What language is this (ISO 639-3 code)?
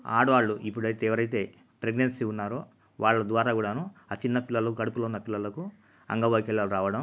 tel